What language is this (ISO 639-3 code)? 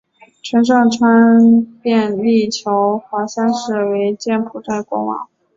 zho